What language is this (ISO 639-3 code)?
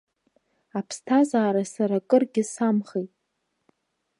abk